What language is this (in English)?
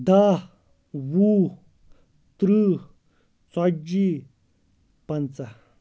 Kashmiri